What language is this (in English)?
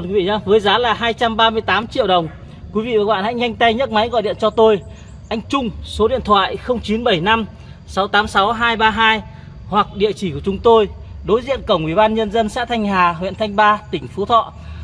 Vietnamese